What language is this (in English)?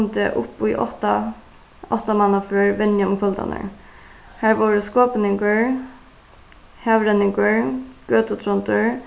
Faroese